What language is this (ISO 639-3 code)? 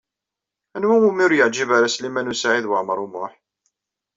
kab